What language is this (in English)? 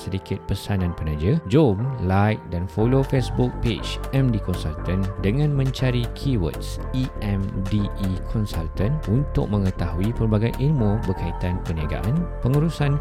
Malay